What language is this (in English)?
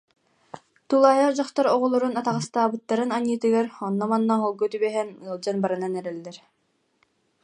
Yakut